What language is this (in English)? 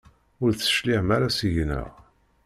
Kabyle